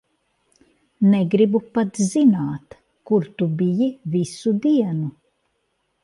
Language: Latvian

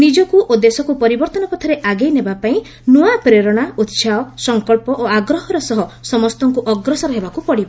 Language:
Odia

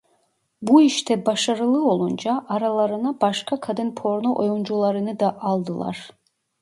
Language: Turkish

